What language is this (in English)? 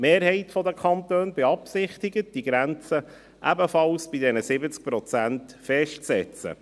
Swiss German